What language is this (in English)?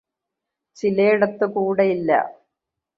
Malayalam